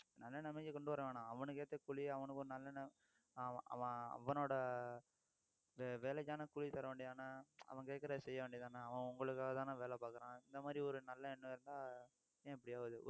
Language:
Tamil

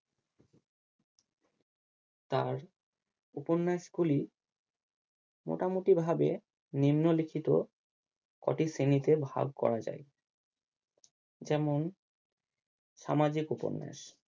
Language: Bangla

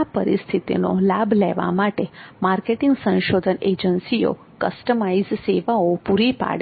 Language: Gujarati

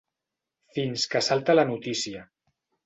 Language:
Catalan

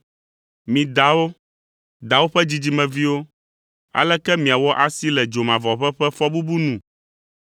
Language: Ewe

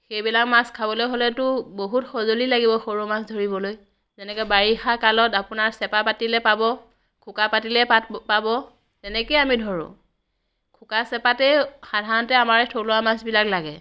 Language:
Assamese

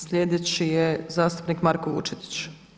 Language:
Croatian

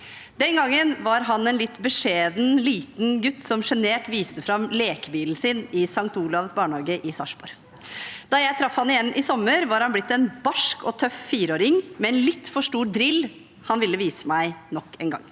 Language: Norwegian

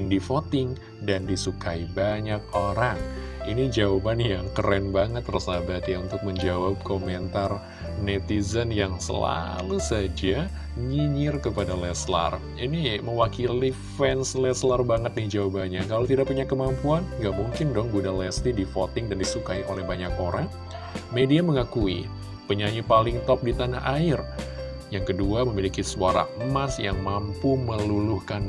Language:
Indonesian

